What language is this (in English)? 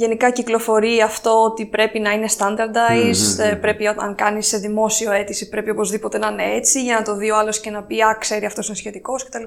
Greek